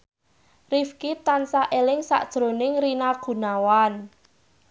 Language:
Javanese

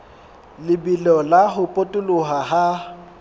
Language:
Southern Sotho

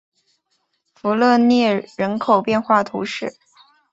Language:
Chinese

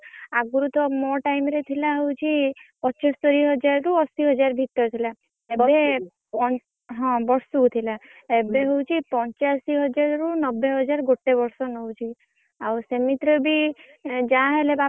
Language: Odia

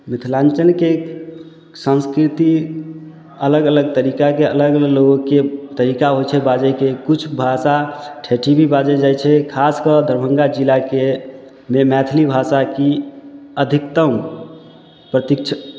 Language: Maithili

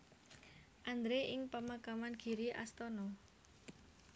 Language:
Javanese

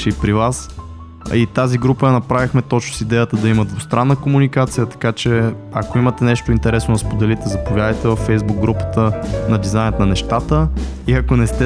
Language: Bulgarian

